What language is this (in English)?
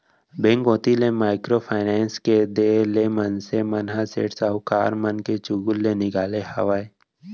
Chhattisgarhi